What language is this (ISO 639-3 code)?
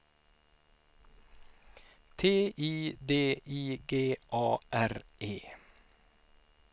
swe